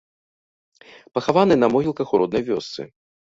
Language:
Belarusian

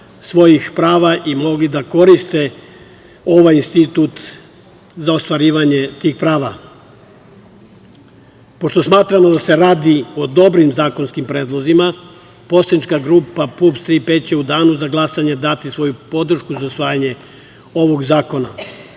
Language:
Serbian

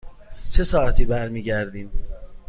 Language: Persian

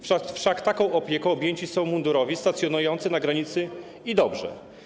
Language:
Polish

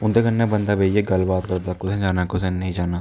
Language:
Dogri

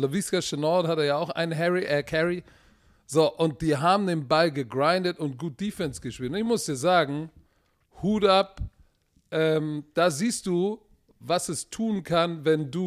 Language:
German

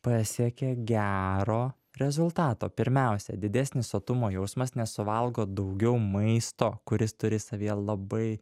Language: Lithuanian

